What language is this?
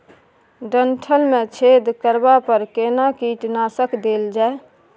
Maithili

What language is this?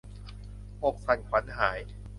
Thai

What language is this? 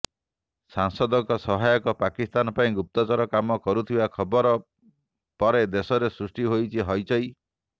Odia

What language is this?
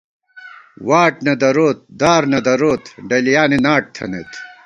Gawar-Bati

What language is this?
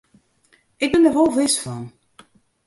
Western Frisian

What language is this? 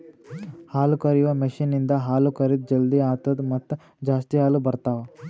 Kannada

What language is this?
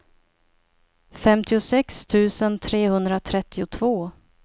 Swedish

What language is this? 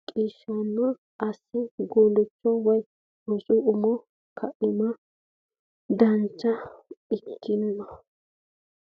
Sidamo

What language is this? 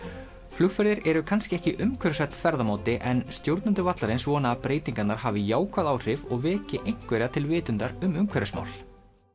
Icelandic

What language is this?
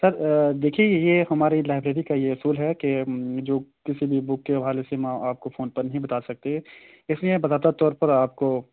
Urdu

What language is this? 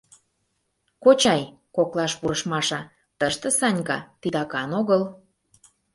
Mari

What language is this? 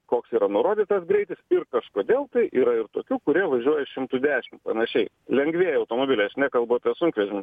Lithuanian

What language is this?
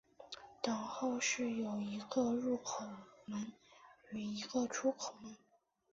Chinese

